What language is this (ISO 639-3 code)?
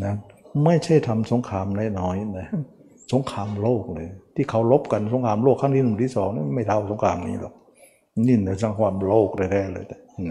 tha